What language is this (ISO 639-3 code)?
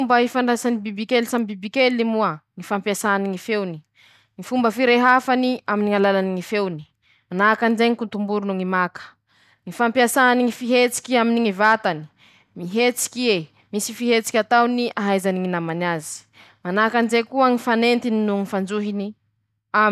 msh